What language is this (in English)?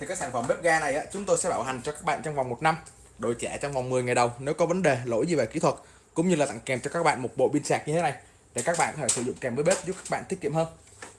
Vietnamese